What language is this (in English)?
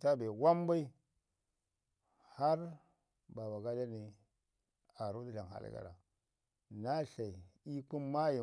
Ngizim